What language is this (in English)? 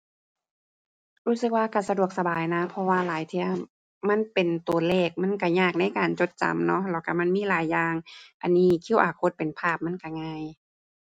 Thai